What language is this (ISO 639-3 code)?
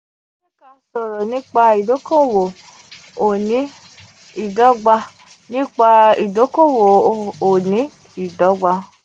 yor